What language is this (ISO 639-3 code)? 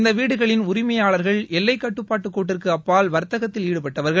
tam